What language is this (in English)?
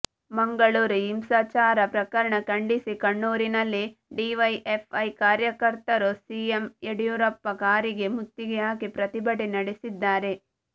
Kannada